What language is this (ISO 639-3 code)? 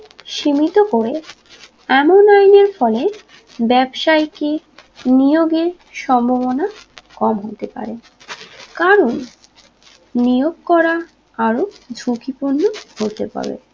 ben